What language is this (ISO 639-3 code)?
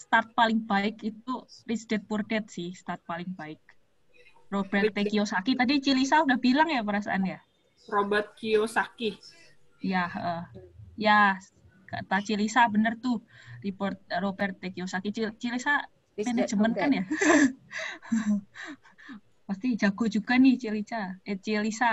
ind